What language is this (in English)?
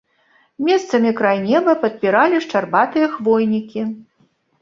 Belarusian